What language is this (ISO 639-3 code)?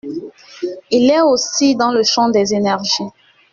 fra